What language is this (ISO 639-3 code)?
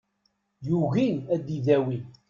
kab